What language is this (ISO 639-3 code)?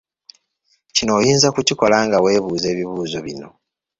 lug